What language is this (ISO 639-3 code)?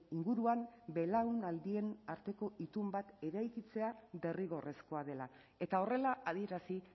eus